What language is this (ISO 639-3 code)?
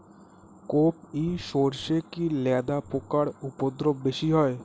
ben